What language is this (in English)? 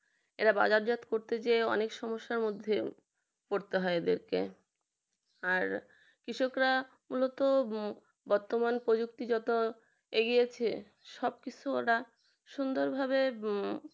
Bangla